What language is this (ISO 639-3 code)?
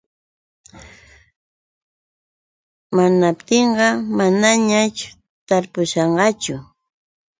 qux